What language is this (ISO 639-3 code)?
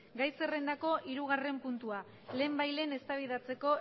eus